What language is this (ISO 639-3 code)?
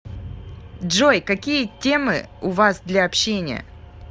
rus